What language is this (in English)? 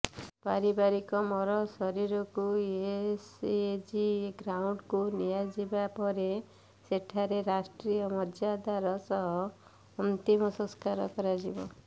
Odia